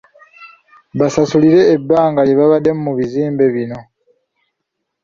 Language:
Ganda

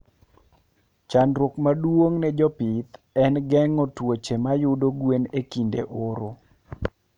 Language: Luo (Kenya and Tanzania)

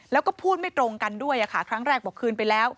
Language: Thai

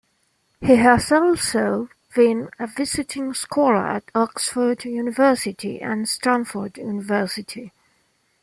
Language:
English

